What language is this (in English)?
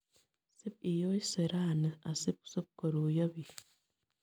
Kalenjin